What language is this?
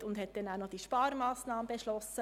Swiss German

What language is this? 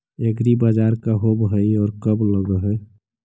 Magahi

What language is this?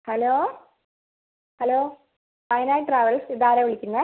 Malayalam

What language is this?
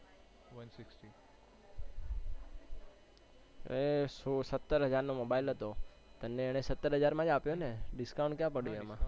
Gujarati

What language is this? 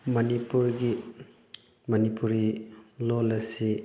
Manipuri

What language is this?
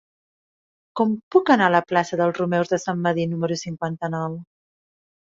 Catalan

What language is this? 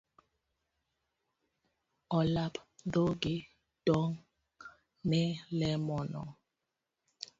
Luo (Kenya and Tanzania)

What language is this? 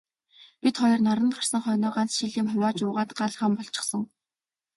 Mongolian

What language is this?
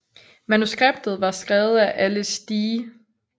Danish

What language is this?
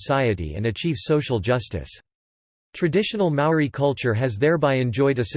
English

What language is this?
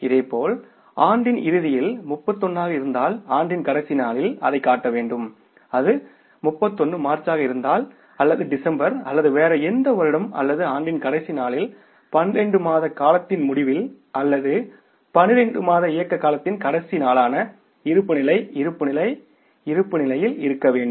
Tamil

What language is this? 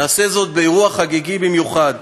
Hebrew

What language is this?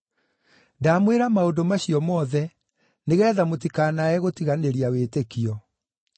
Kikuyu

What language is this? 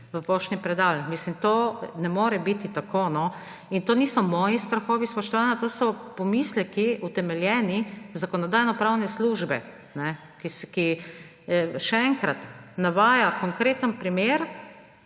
Slovenian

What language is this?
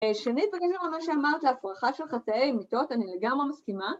Hebrew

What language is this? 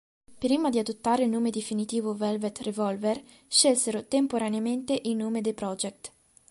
Italian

